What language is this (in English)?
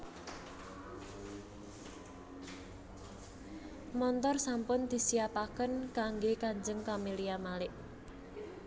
Javanese